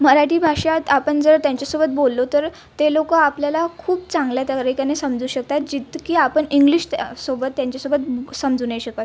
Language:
Marathi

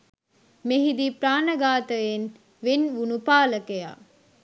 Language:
Sinhala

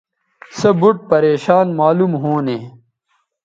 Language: Bateri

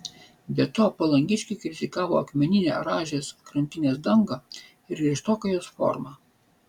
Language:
Lithuanian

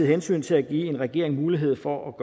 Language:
Danish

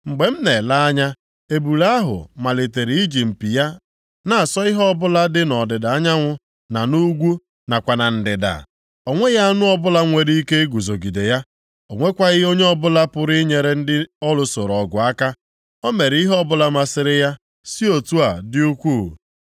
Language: Igbo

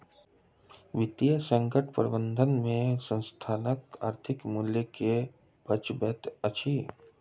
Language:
Maithili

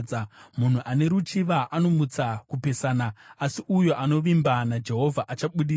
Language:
Shona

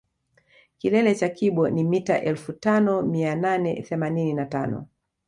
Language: Swahili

